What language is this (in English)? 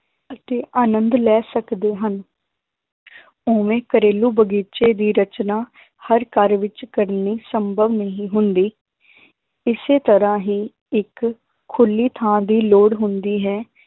Punjabi